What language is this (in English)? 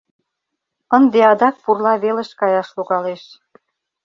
Mari